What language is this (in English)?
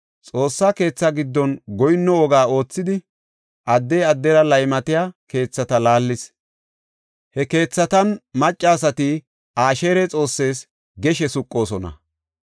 Gofa